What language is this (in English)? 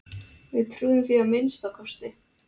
Icelandic